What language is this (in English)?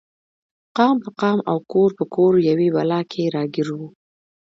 Pashto